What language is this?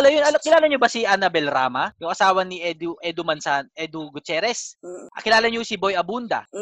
Filipino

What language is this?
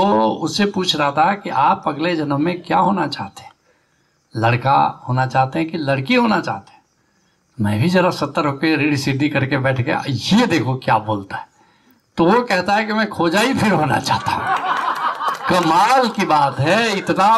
Hindi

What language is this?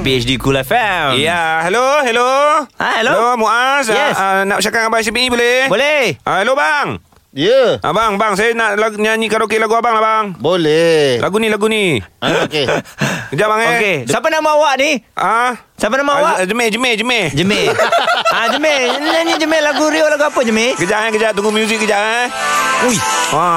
Malay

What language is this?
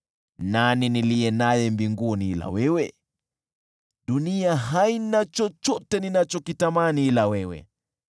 Swahili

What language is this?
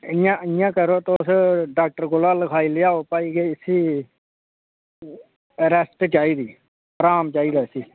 Dogri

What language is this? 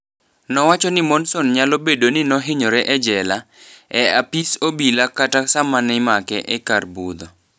Luo (Kenya and Tanzania)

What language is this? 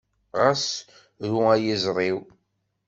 Kabyle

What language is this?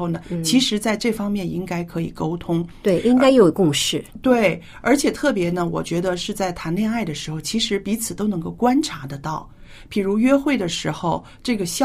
Chinese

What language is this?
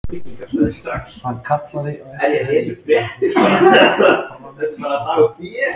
Icelandic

